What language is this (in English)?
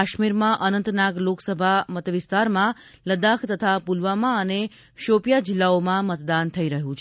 Gujarati